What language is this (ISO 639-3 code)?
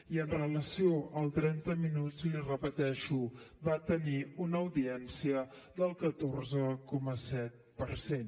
cat